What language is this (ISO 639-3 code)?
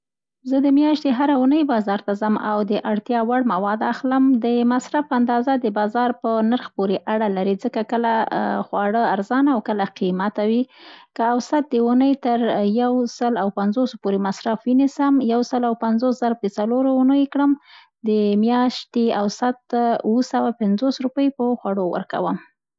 pst